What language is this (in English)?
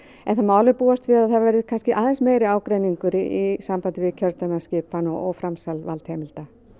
Icelandic